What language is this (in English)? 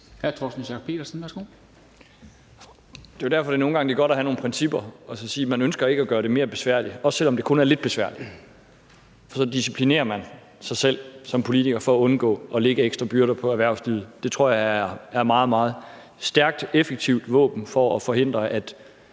Danish